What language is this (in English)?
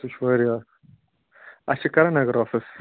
Kashmiri